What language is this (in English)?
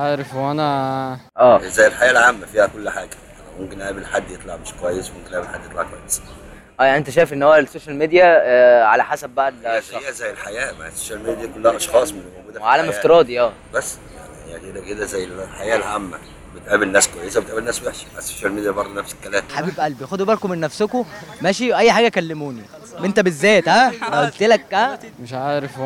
Arabic